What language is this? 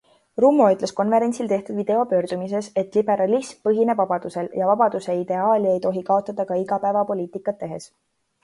Estonian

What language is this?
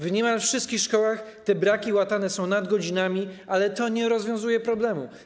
Polish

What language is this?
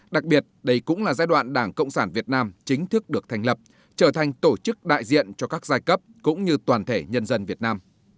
Vietnamese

